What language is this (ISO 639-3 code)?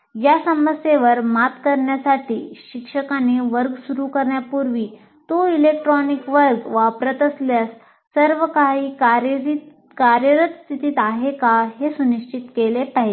mar